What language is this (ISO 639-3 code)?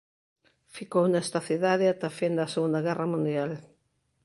glg